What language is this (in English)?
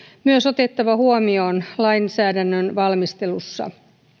Finnish